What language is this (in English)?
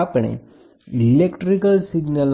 Gujarati